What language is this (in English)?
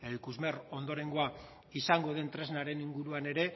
Basque